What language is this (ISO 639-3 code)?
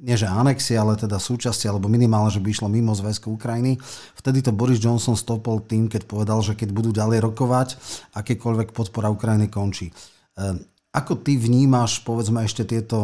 slk